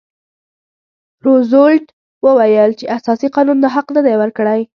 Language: Pashto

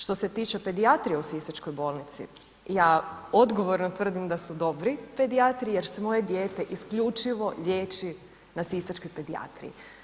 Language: Croatian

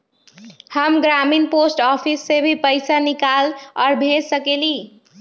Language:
Magahi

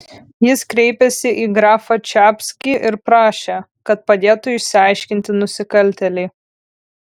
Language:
Lithuanian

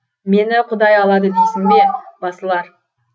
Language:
Kazakh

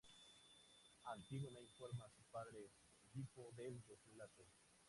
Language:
Spanish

